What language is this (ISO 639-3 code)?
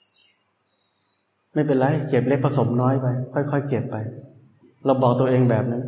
tha